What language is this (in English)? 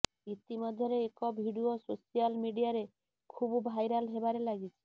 Odia